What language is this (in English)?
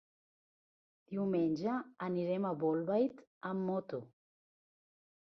Catalan